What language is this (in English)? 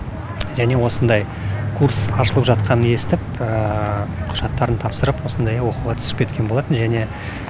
Kazakh